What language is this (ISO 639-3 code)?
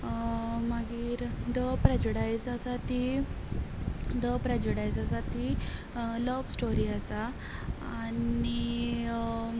kok